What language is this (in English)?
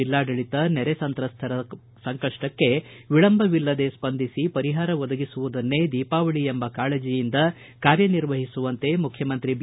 Kannada